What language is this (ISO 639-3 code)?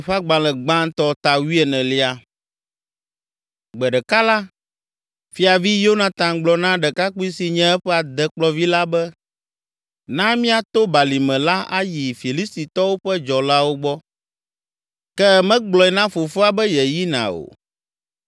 ewe